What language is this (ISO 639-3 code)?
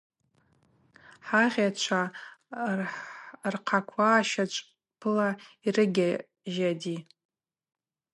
abq